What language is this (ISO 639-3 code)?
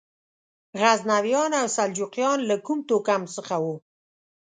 pus